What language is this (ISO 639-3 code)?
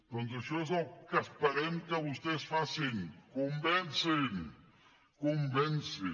cat